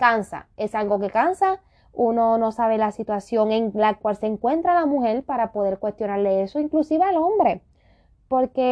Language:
Spanish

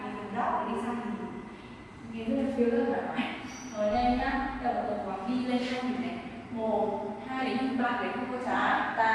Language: Vietnamese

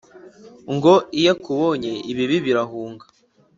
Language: Kinyarwanda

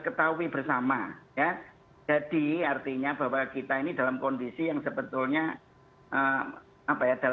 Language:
Indonesian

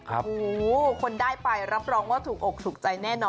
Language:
Thai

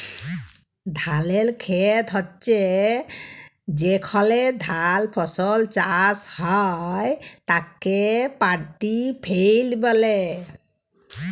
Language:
Bangla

